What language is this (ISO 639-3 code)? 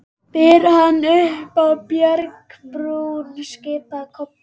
isl